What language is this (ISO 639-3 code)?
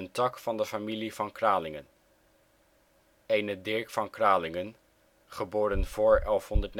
nld